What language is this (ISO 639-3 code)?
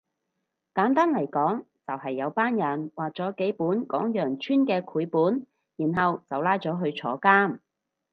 yue